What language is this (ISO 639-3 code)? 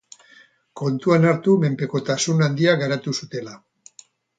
eus